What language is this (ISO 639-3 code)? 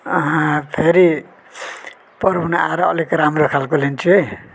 nep